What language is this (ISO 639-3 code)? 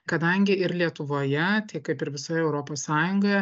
lit